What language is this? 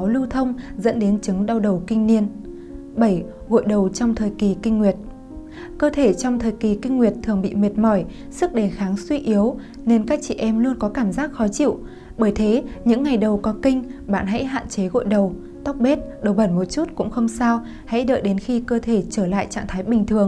Vietnamese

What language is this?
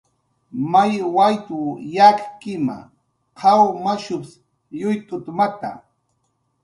Jaqaru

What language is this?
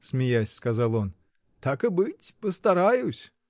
Russian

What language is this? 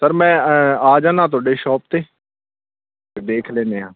Punjabi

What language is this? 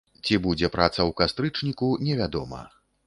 Belarusian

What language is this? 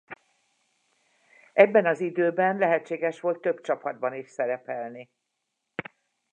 Hungarian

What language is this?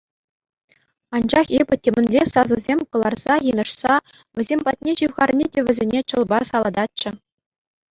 Chuvash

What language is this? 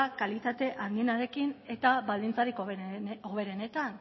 Basque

